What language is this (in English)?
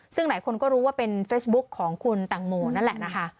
Thai